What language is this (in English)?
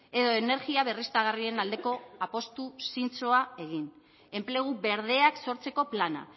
Basque